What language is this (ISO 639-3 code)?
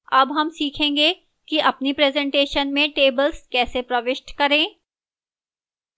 hin